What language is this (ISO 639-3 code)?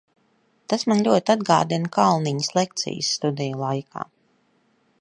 lav